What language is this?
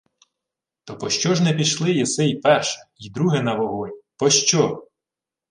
Ukrainian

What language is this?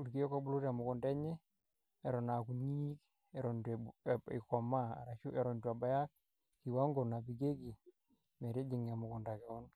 Masai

